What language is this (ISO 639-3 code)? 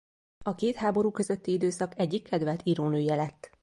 hun